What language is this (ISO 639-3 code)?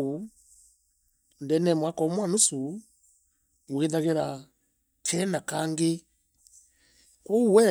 mer